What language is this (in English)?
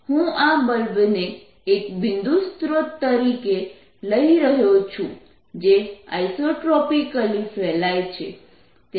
Gujarati